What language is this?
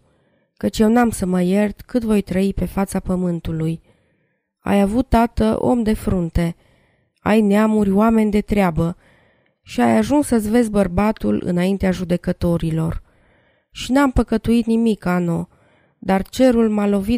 Romanian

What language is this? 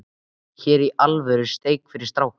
Icelandic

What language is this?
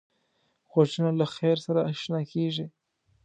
Pashto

